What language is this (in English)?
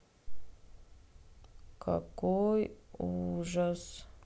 Russian